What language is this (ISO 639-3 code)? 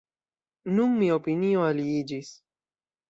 epo